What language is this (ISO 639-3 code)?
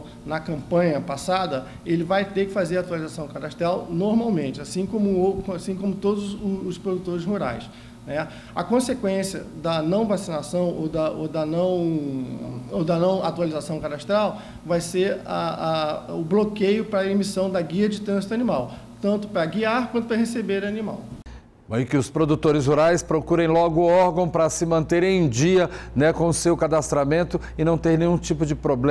por